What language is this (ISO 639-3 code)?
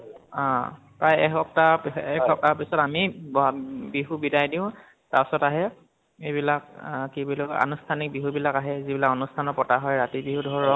asm